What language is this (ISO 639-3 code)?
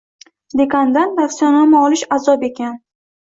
uzb